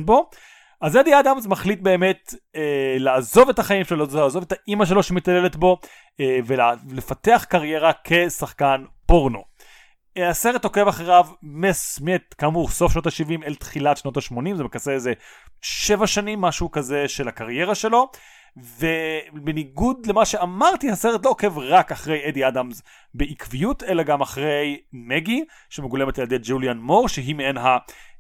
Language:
Hebrew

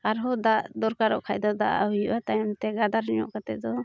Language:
Santali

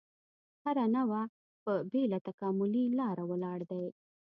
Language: Pashto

